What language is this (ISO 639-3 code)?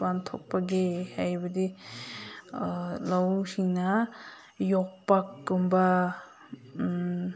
mni